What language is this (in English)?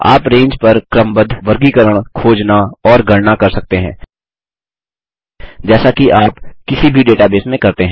Hindi